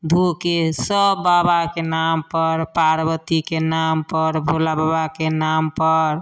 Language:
Maithili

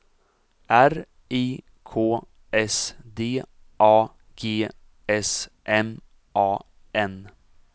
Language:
Swedish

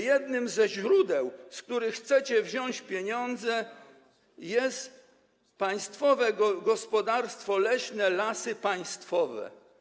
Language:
Polish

